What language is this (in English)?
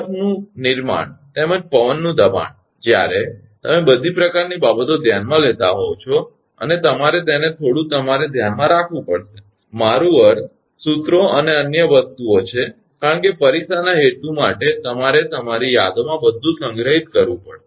Gujarati